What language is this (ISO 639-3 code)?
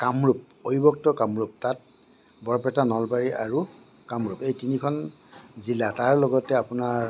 asm